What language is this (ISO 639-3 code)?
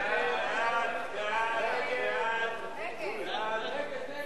heb